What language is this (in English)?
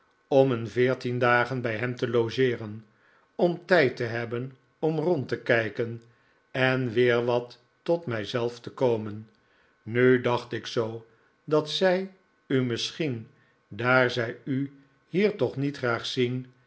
Dutch